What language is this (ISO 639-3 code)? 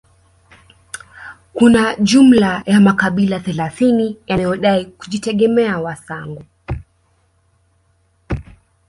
swa